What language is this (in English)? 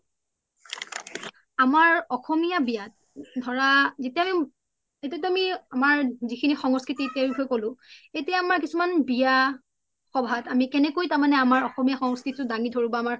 Assamese